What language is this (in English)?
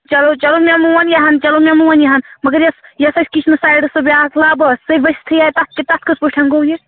Kashmiri